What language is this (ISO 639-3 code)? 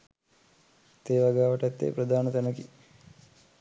sin